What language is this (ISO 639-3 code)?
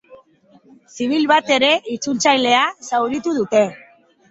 eus